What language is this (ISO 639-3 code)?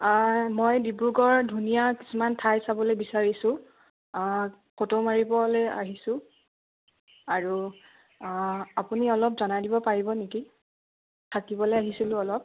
asm